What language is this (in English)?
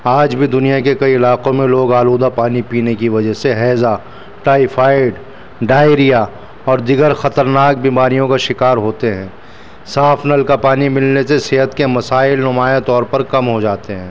Urdu